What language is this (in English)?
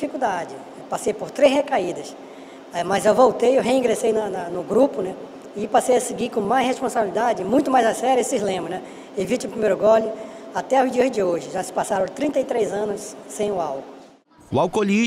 Portuguese